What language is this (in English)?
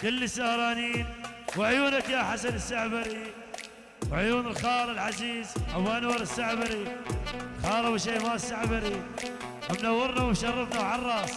Arabic